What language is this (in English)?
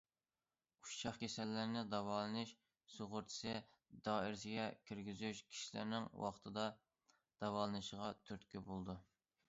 Uyghur